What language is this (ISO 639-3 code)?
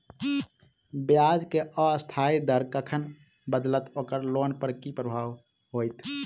mai